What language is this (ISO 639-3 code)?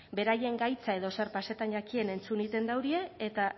eus